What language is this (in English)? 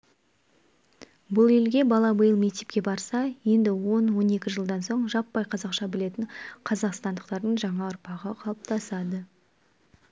Kazakh